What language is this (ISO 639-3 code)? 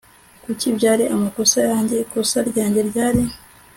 kin